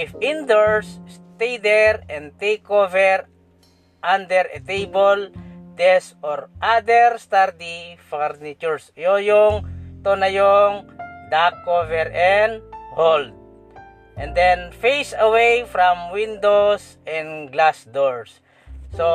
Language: Filipino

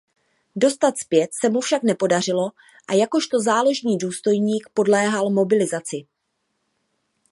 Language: Czech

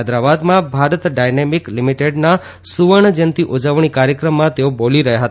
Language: Gujarati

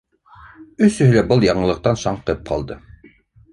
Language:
Bashkir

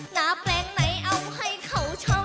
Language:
Thai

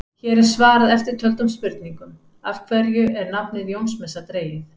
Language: Icelandic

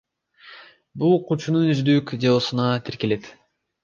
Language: Kyrgyz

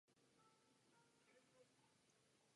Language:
Czech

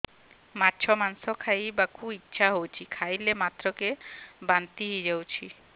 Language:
Odia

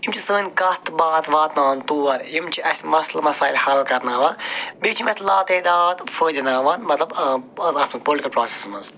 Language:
Kashmiri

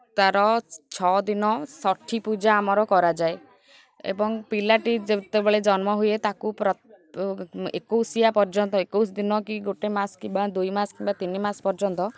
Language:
Odia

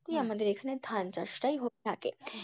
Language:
Bangla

